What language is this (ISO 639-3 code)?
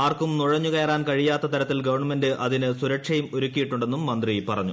mal